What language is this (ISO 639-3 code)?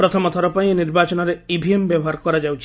ori